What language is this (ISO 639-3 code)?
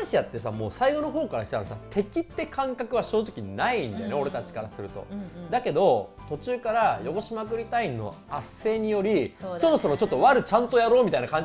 jpn